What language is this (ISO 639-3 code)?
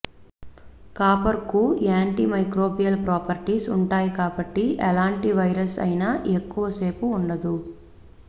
tel